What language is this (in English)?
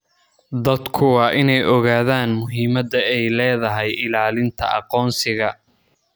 Somali